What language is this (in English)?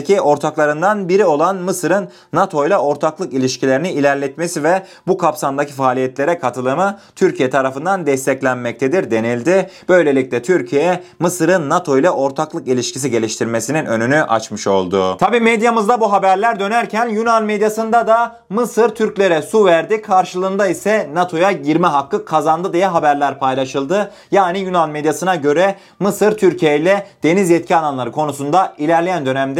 Turkish